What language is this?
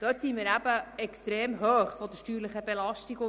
Swiss German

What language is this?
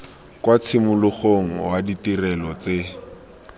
Tswana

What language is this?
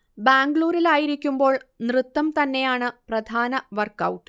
Malayalam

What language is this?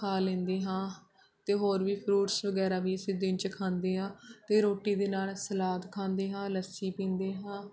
Punjabi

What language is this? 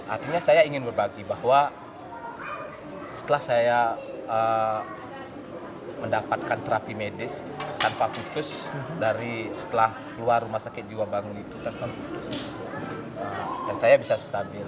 Indonesian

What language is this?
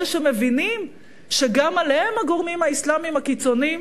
Hebrew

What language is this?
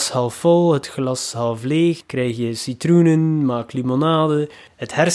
Dutch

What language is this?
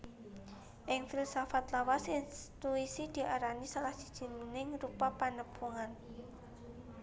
Javanese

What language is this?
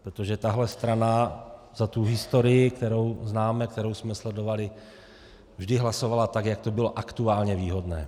Czech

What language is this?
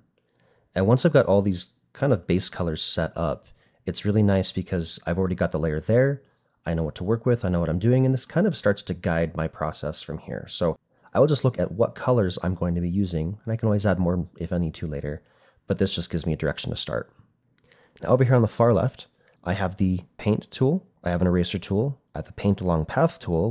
English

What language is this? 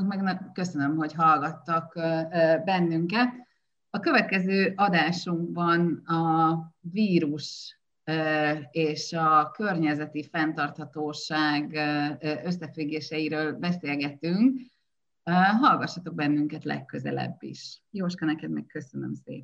Hungarian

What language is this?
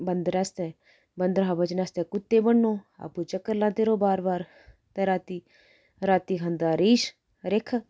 Dogri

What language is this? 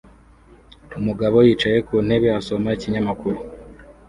Kinyarwanda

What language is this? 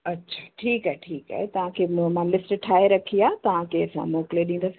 Sindhi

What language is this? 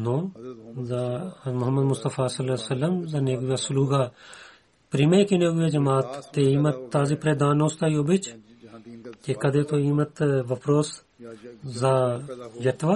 Bulgarian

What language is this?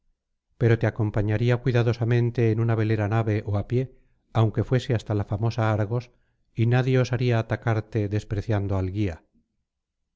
Spanish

